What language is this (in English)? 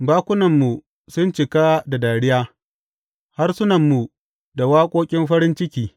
Hausa